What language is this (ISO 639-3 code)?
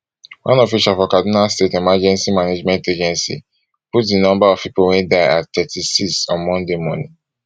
pcm